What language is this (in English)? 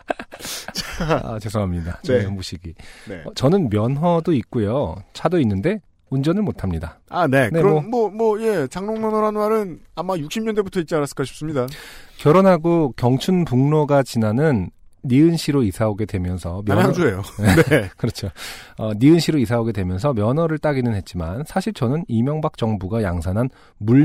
Korean